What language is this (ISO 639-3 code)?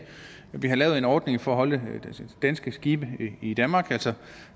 dan